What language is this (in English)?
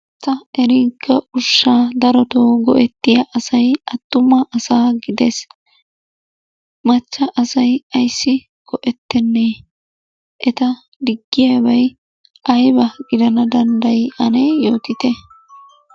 Wolaytta